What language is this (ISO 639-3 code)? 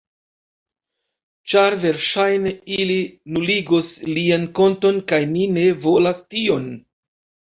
epo